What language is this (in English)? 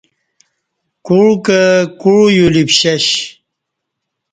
Kati